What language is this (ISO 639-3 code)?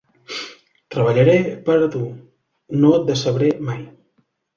cat